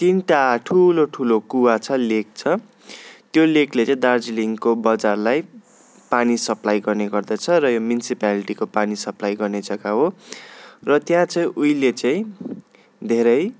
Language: Nepali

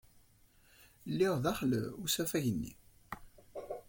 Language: Kabyle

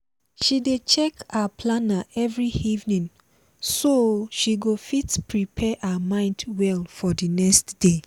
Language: Nigerian Pidgin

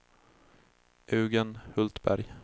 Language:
Swedish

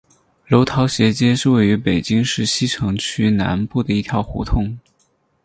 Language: Chinese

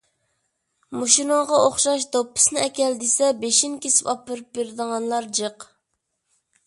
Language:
Uyghur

